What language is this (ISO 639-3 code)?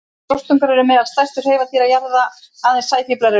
isl